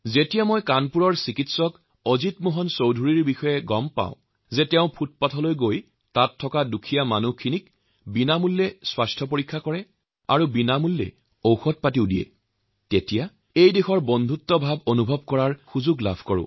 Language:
Assamese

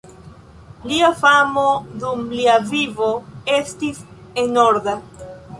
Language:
Esperanto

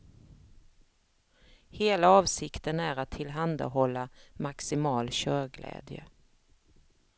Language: Swedish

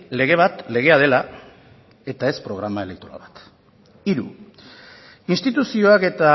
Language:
Basque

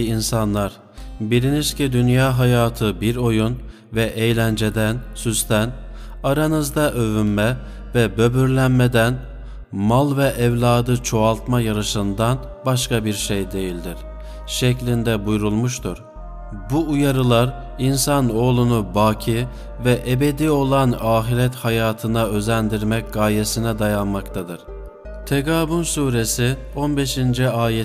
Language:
Turkish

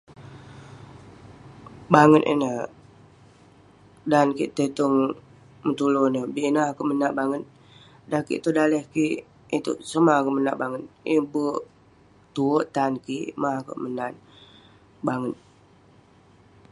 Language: Western Penan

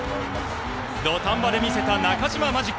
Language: Japanese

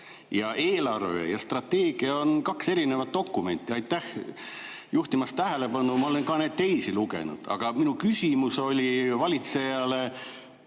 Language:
Estonian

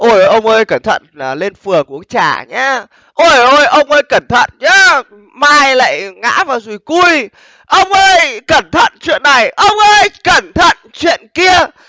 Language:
Vietnamese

